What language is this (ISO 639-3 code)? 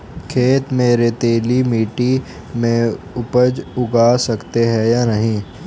hin